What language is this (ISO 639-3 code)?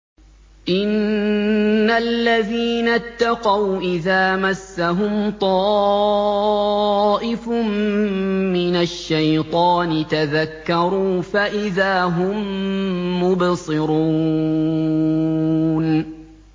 ara